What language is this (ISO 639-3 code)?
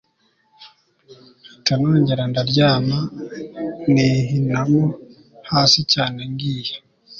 kin